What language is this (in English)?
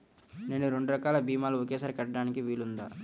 Telugu